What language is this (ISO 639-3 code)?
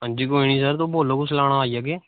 doi